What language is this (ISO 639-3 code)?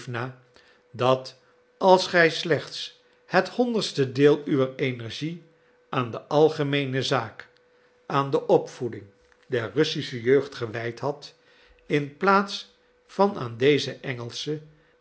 nld